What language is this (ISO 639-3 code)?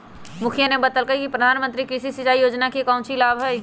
mag